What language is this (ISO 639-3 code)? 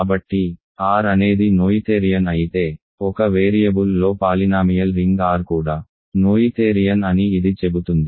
tel